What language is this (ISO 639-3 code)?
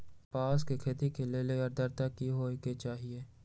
mag